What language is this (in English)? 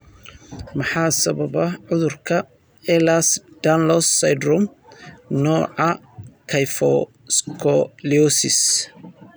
Somali